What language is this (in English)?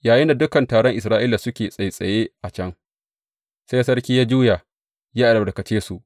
Hausa